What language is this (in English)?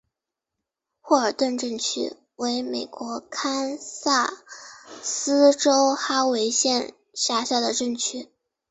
Chinese